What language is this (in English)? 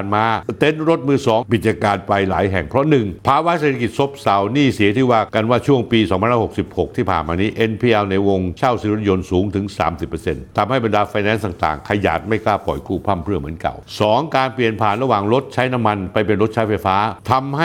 Thai